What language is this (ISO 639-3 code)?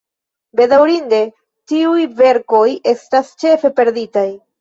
epo